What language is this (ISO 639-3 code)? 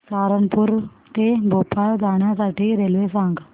mar